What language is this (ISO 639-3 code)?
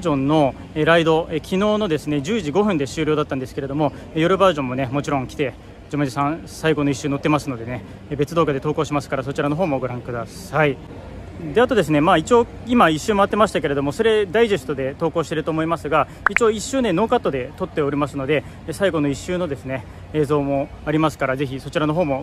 jpn